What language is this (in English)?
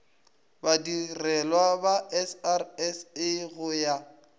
Northern Sotho